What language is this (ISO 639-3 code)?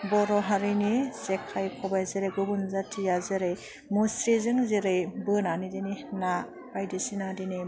brx